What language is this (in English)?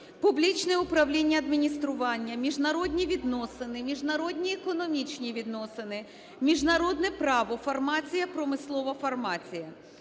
Ukrainian